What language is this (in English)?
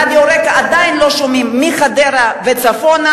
Hebrew